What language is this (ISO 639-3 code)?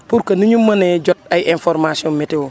wol